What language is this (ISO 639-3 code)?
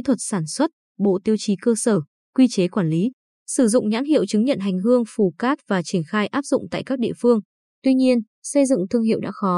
vie